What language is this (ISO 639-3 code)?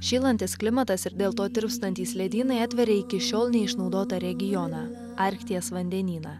lit